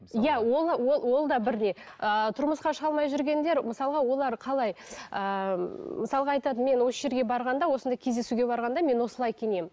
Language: Kazakh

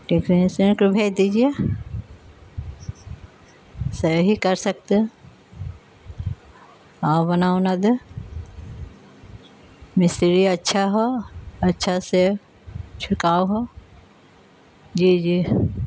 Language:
Urdu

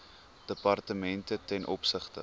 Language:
Afrikaans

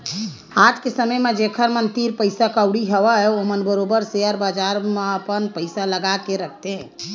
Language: Chhattisgarhi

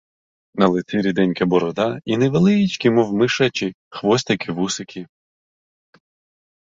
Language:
Ukrainian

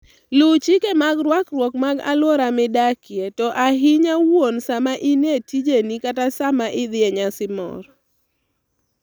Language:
Luo (Kenya and Tanzania)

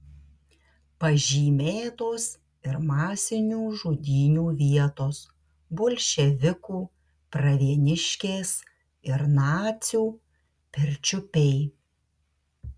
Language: Lithuanian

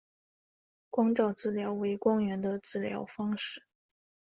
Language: Chinese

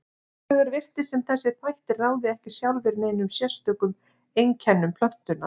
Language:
Icelandic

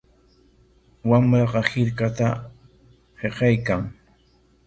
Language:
Corongo Ancash Quechua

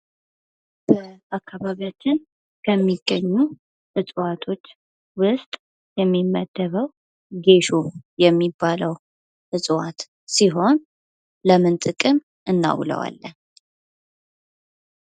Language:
Amharic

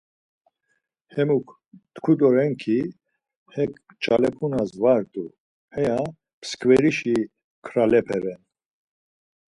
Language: Laz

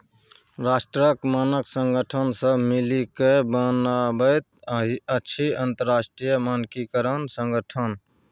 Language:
Maithili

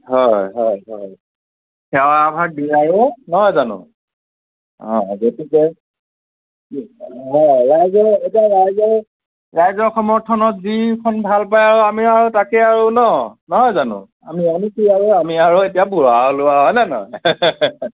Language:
Assamese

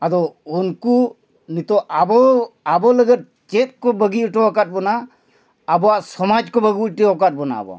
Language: Santali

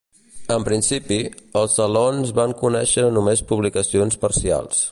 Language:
Catalan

